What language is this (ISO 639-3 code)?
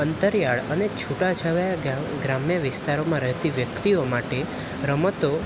guj